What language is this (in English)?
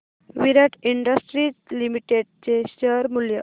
Marathi